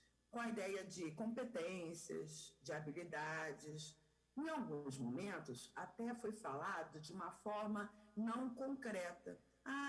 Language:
Portuguese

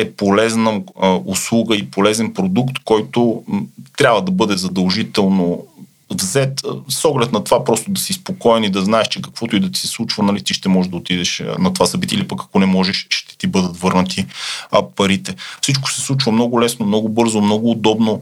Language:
Bulgarian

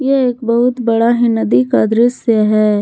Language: Hindi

